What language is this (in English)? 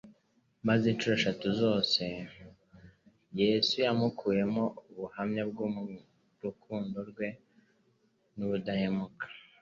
Kinyarwanda